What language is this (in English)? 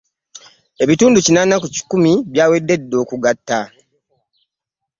Ganda